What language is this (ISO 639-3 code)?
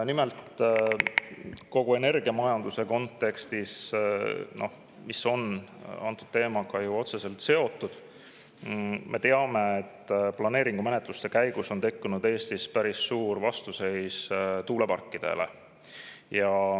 est